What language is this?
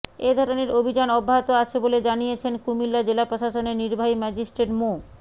Bangla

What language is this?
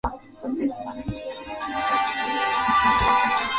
Swahili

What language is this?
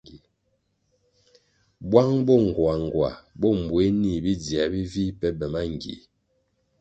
Kwasio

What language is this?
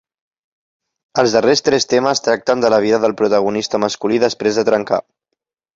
Catalan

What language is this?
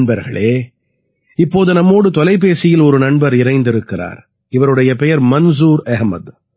Tamil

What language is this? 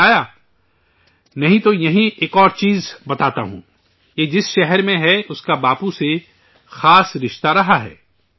Urdu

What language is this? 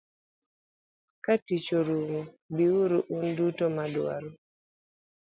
Luo (Kenya and Tanzania)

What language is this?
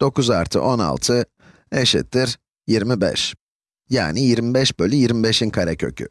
Turkish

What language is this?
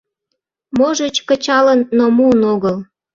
Mari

